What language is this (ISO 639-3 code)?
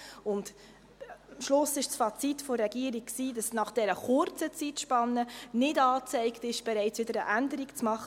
gsw